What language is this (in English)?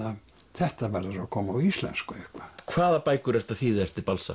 Icelandic